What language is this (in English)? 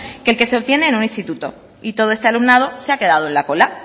Spanish